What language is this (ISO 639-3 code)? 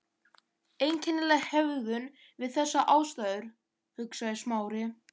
isl